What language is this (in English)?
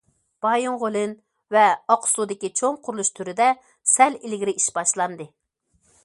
Uyghur